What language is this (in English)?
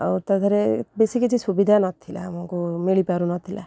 Odia